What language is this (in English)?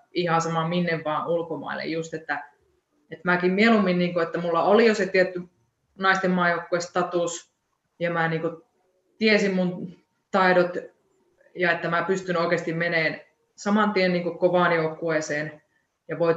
Finnish